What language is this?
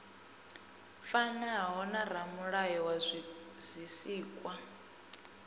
Venda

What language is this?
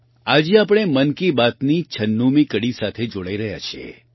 Gujarati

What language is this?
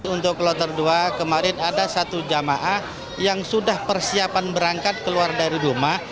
Indonesian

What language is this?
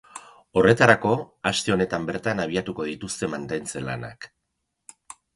Basque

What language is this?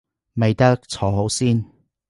Cantonese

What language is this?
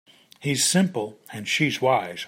English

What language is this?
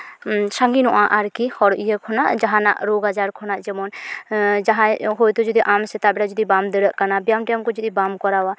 Santali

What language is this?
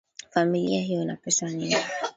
Swahili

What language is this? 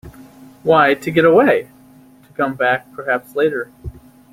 English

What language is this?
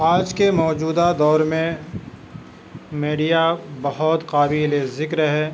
Urdu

